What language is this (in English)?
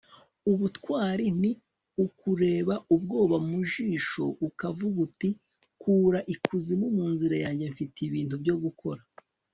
Kinyarwanda